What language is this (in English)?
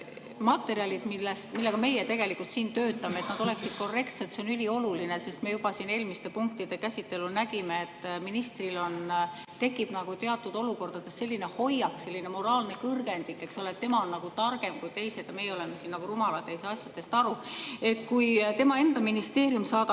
Estonian